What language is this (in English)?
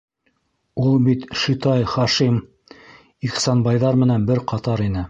Bashkir